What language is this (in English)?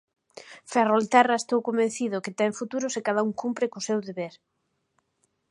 Galician